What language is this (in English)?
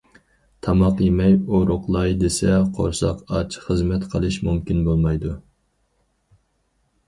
Uyghur